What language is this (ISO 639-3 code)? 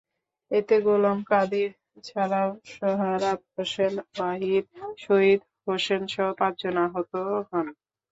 ben